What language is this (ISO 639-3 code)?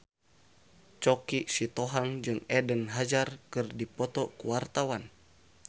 sun